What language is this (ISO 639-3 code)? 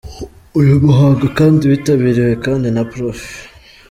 kin